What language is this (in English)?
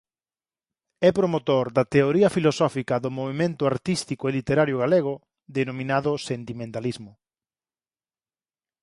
Galician